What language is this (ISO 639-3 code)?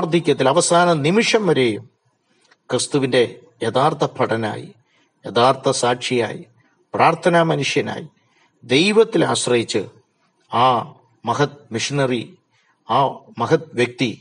mal